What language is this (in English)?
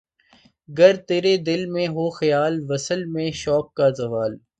Urdu